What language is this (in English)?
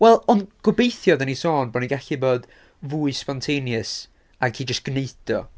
Welsh